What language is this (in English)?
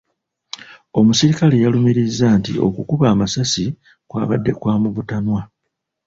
Ganda